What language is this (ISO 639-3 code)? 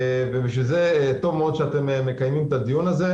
heb